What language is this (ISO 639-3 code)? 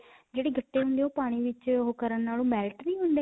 pan